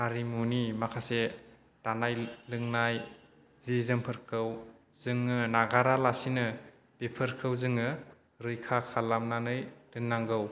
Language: Bodo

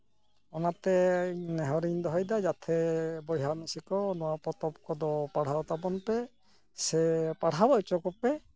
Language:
Santali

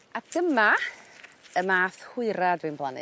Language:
Welsh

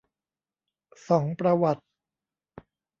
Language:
Thai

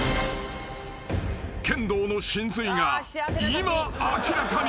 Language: Japanese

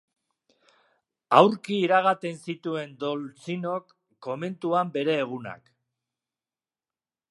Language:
Basque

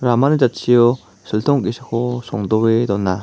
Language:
Garo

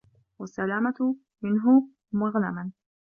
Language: Arabic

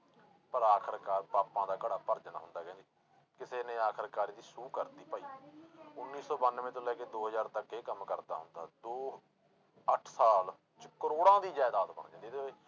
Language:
Punjabi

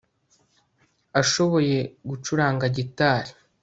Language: Kinyarwanda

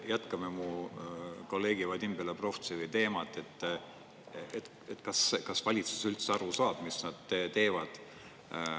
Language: Estonian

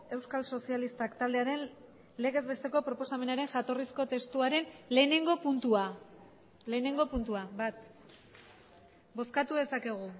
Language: Basque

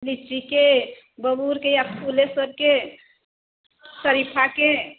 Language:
Maithili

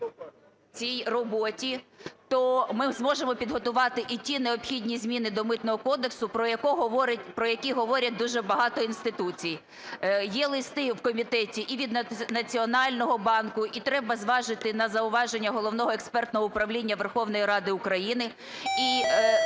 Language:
Ukrainian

